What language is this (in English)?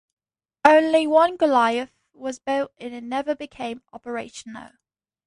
English